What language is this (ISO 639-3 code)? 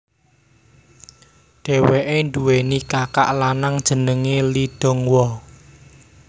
jav